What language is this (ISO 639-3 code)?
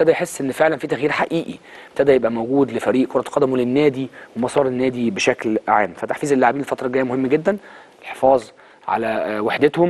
ara